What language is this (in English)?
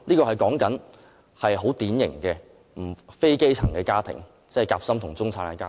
Cantonese